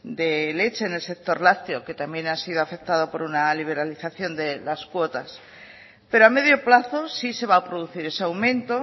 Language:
Spanish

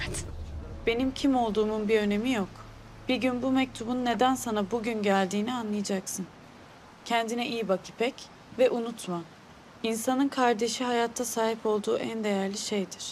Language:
Turkish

